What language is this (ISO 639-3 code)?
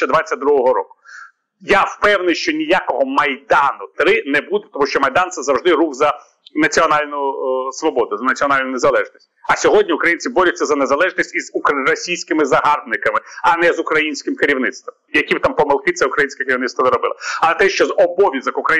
ukr